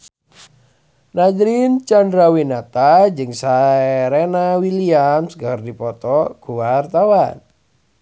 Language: Sundanese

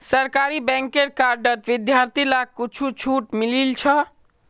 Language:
Magahi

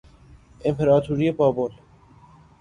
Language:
Persian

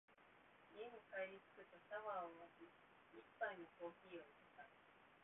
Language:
Japanese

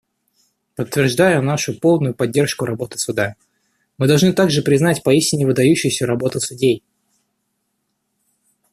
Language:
Russian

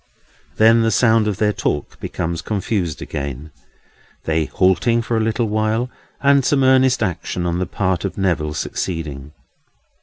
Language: English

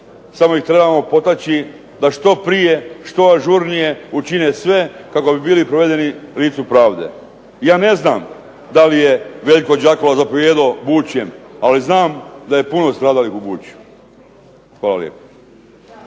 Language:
Croatian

